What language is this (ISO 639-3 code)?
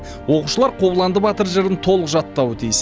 kaz